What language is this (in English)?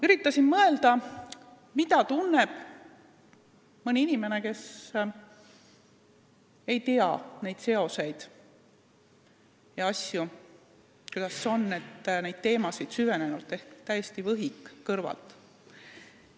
Estonian